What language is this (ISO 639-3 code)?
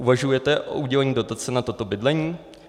ces